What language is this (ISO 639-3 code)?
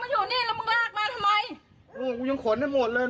tha